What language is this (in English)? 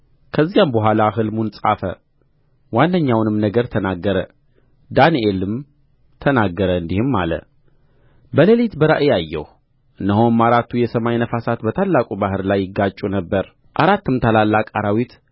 Amharic